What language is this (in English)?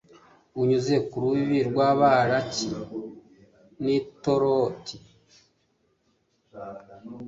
Kinyarwanda